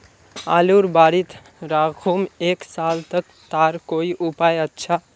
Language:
Magahi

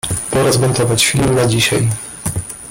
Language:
Polish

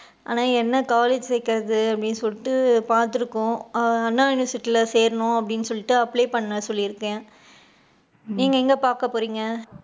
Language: Tamil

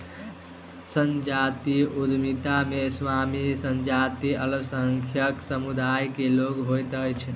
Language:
Maithili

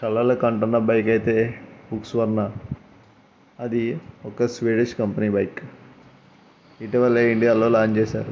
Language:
Telugu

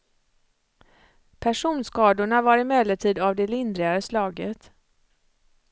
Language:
Swedish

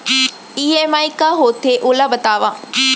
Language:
Chhattisgarhi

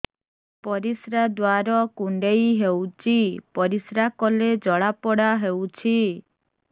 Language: Odia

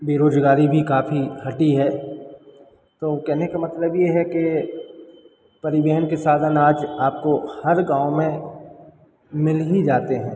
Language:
Hindi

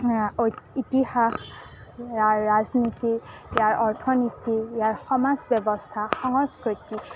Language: Assamese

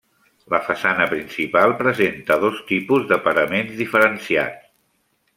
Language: Catalan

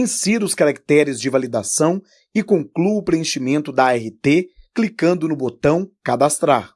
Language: Portuguese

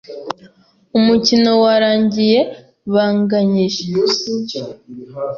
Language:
Kinyarwanda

